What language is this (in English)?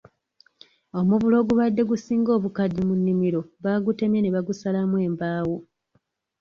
Ganda